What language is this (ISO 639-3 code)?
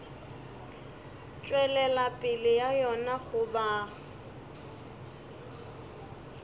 nso